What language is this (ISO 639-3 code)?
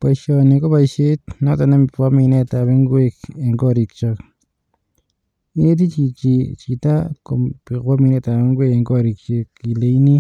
kln